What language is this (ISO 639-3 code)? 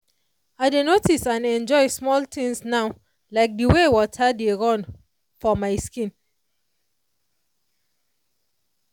pcm